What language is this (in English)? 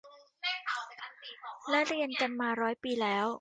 Thai